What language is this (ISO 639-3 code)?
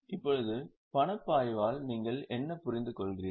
tam